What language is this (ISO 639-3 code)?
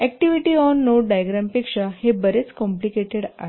mar